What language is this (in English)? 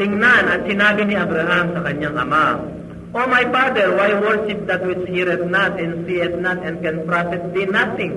Filipino